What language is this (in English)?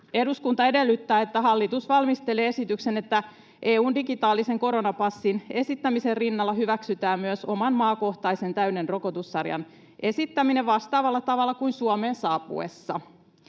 Finnish